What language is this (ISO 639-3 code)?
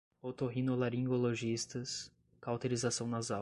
por